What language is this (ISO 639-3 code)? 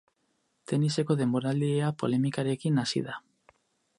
eus